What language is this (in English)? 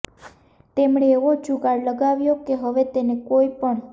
Gujarati